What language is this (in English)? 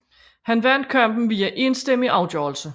Danish